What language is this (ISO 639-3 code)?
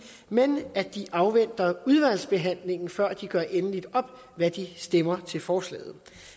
dan